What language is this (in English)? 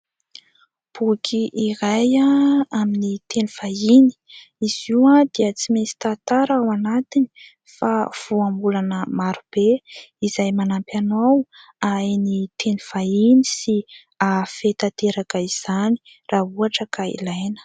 Malagasy